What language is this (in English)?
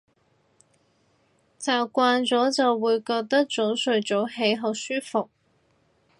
Cantonese